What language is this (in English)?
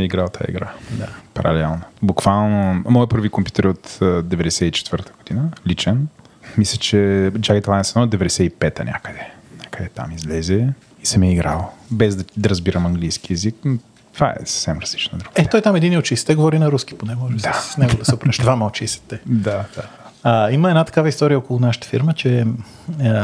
Bulgarian